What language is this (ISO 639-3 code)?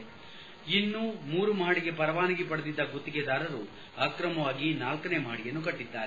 kan